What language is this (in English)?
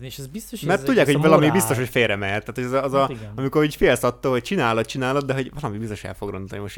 Hungarian